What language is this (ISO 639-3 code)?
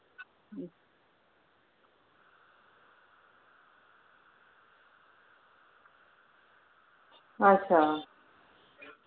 doi